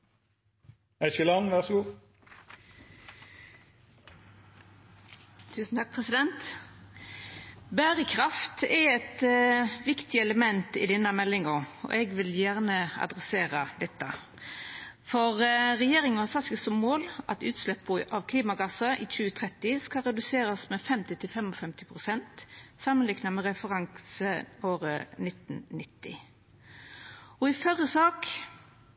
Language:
Norwegian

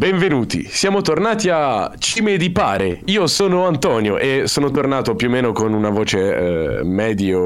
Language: Italian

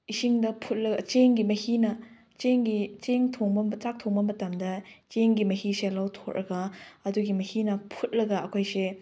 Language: Manipuri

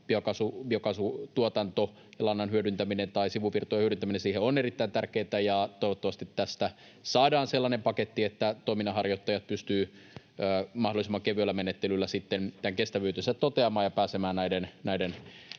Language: Finnish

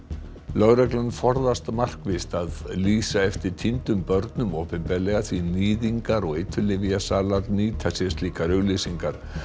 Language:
Icelandic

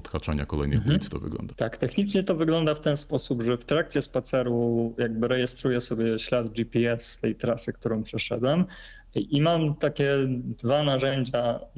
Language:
Polish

